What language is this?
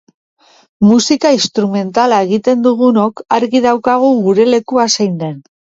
Basque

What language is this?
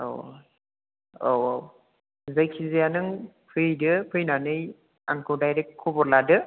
Bodo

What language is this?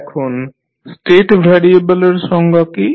Bangla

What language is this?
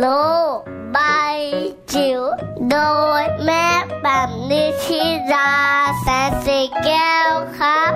Thai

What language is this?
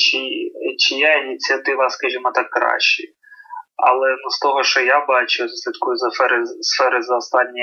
Ukrainian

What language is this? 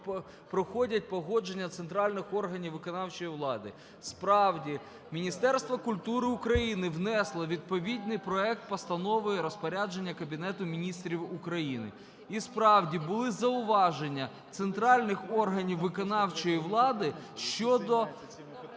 Ukrainian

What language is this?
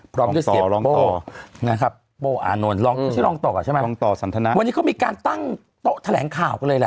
Thai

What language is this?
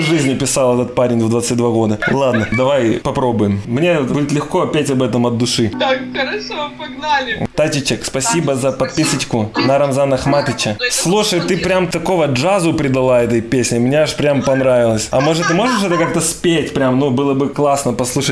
Russian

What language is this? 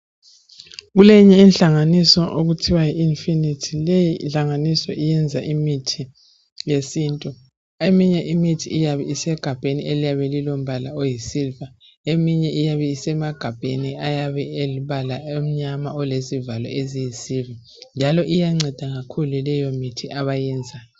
North Ndebele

